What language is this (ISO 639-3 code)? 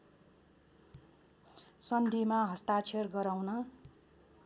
nep